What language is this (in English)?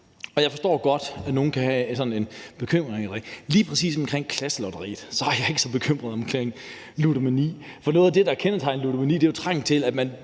Danish